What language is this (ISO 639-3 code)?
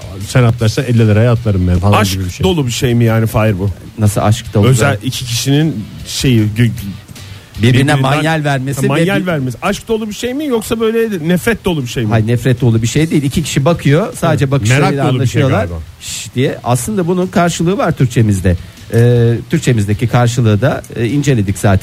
tur